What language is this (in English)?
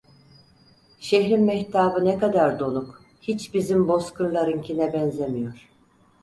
Turkish